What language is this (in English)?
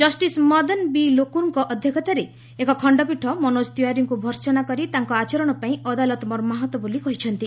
Odia